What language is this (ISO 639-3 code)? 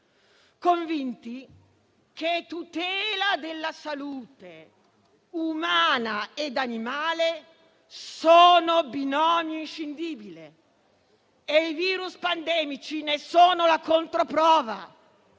ita